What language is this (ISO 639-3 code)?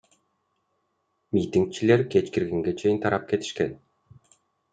kir